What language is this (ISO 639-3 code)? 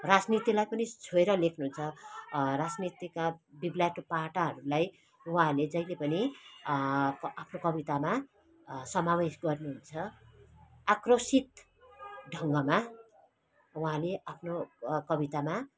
nep